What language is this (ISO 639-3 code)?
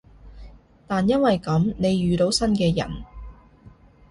yue